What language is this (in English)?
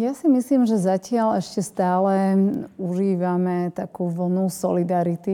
Slovak